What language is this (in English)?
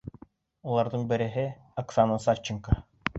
Bashkir